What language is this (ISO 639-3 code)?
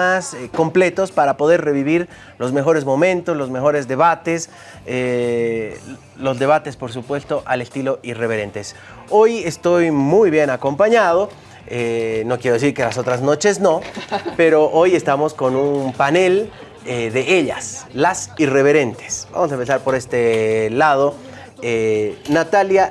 spa